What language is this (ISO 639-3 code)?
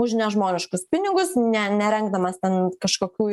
lit